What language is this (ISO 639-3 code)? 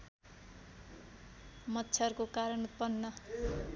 nep